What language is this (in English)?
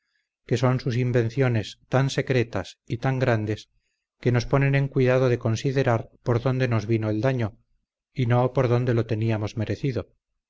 Spanish